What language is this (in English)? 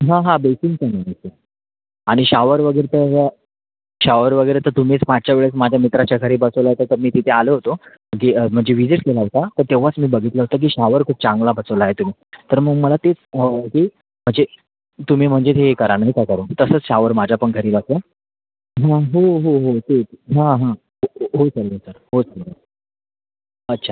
Marathi